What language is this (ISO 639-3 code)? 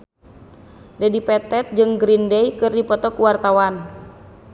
sun